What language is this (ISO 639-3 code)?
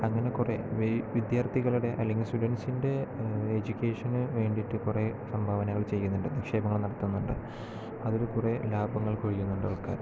mal